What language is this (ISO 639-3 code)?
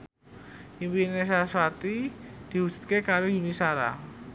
jav